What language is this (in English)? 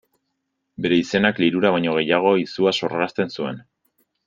Basque